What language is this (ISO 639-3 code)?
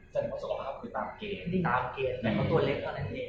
tha